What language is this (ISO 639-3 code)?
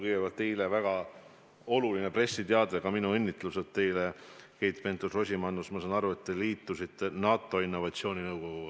est